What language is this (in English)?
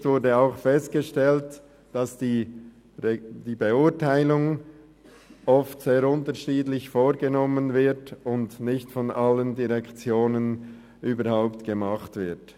Swiss German